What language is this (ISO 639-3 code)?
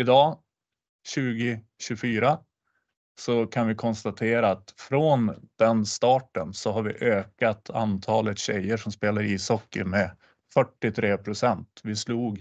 swe